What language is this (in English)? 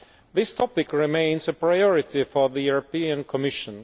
English